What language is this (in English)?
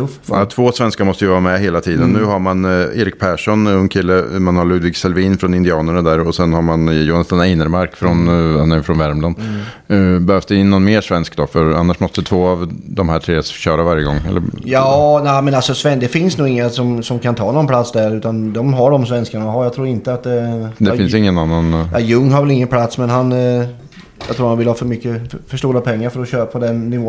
Swedish